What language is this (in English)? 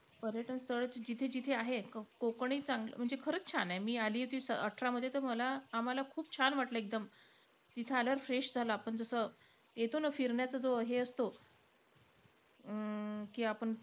Marathi